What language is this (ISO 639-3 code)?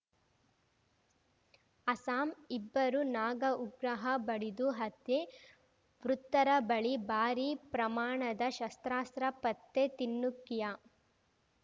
kan